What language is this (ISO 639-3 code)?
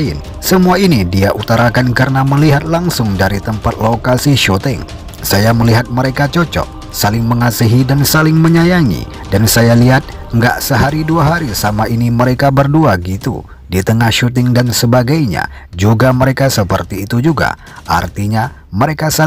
ind